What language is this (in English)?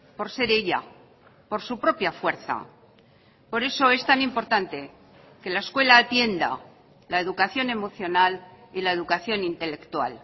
Spanish